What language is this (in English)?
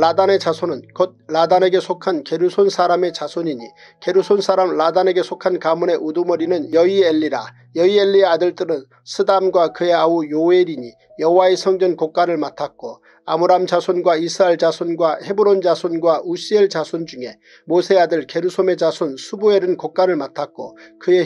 Korean